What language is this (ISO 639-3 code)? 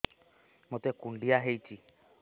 ori